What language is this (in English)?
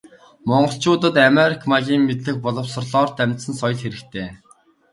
Mongolian